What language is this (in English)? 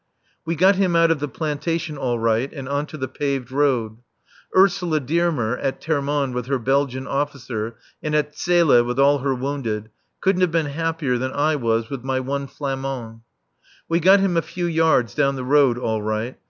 English